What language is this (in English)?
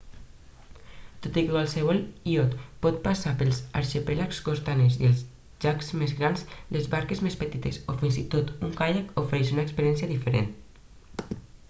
Catalan